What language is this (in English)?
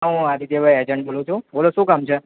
Gujarati